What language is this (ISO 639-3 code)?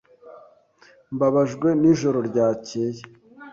kin